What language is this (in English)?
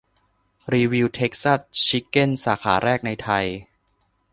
Thai